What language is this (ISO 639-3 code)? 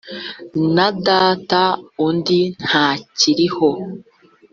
kin